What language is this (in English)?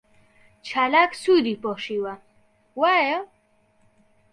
Central Kurdish